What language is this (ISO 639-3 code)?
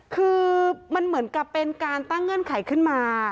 tha